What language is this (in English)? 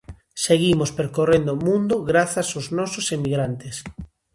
Galician